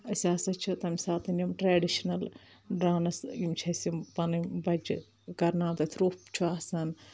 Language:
Kashmiri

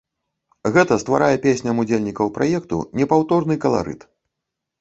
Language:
Belarusian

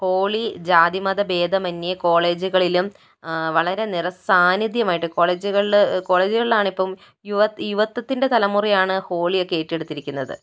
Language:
Malayalam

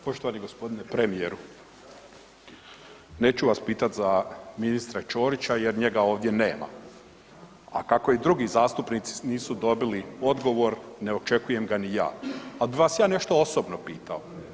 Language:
Croatian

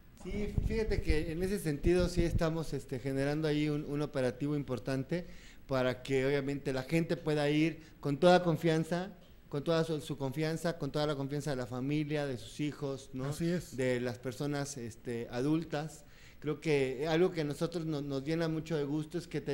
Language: Spanish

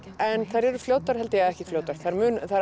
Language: Icelandic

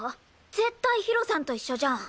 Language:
Japanese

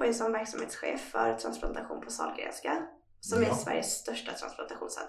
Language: Swedish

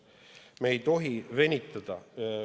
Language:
Estonian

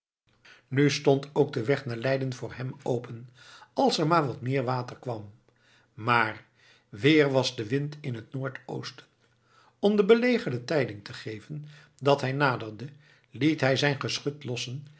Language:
Dutch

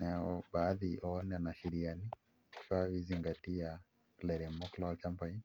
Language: Masai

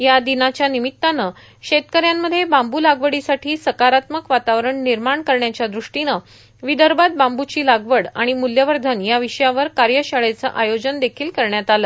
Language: Marathi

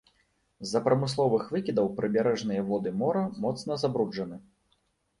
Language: Belarusian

